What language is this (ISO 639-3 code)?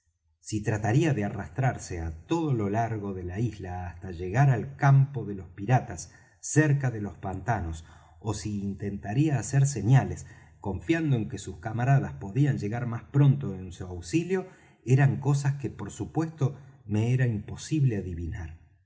spa